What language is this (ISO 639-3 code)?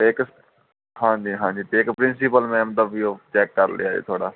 pan